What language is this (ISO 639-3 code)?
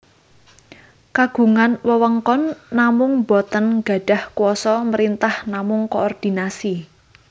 jav